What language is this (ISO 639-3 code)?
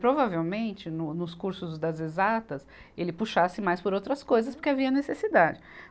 por